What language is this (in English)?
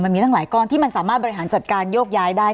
Thai